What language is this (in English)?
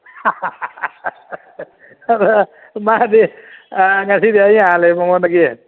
Manipuri